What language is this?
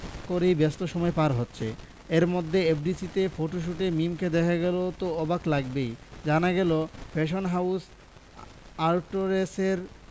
Bangla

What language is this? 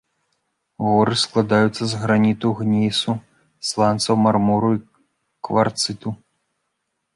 Belarusian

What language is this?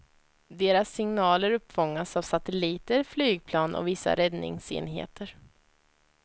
Swedish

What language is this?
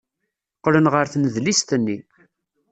Kabyle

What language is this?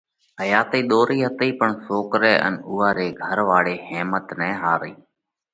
Parkari Koli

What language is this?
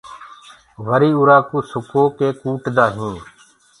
Gurgula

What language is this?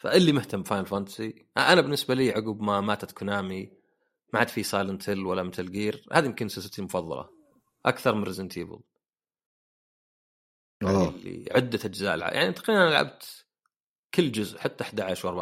Arabic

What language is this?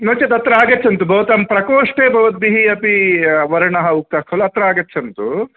Sanskrit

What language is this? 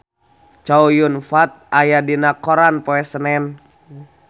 Sundanese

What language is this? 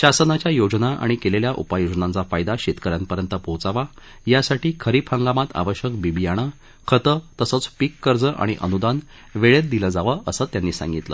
Marathi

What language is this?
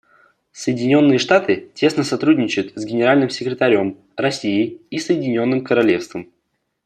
Russian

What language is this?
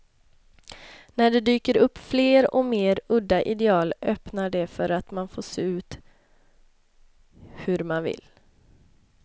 Swedish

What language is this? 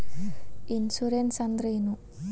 Kannada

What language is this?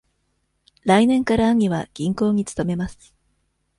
Japanese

